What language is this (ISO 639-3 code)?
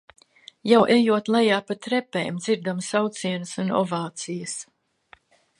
lav